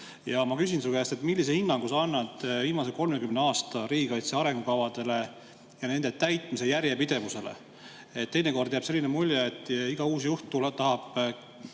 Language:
Estonian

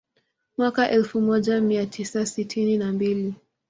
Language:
Swahili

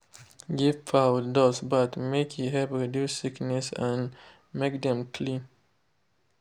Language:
Nigerian Pidgin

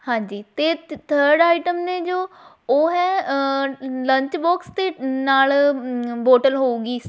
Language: Punjabi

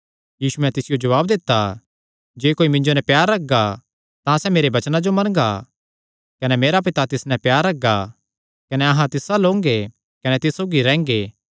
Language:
Kangri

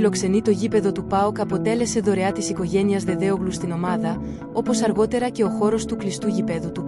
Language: Greek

